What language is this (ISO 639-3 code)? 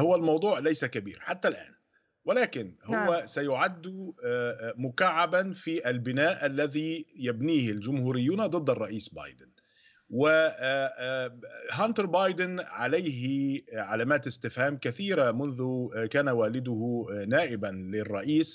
ara